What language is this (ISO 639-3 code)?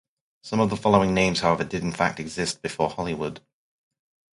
eng